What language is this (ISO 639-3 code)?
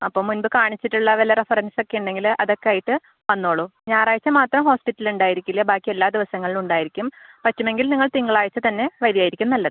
mal